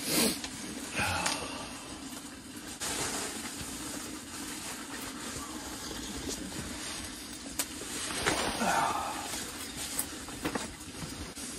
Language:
Japanese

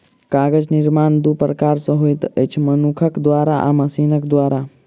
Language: Maithili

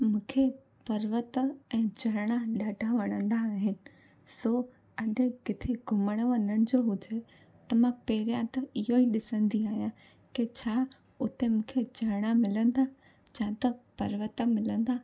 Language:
Sindhi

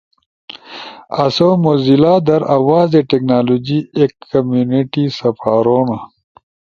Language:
Ushojo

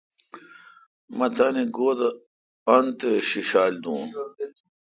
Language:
Kalkoti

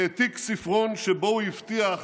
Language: Hebrew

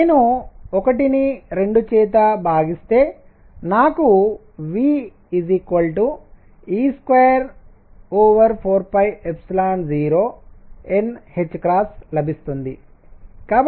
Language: Telugu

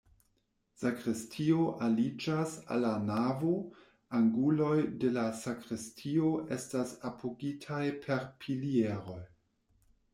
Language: Esperanto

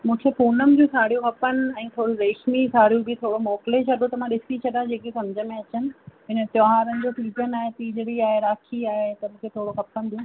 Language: Sindhi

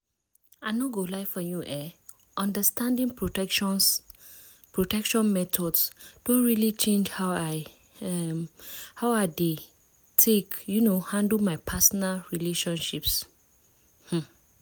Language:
Nigerian Pidgin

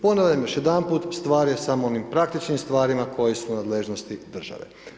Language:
Croatian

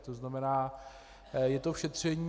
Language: Czech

